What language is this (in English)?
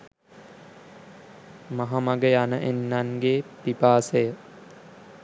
Sinhala